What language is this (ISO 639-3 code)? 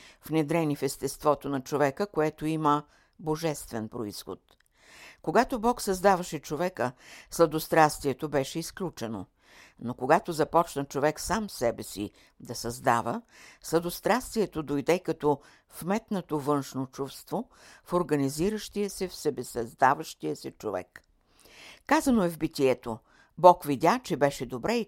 bul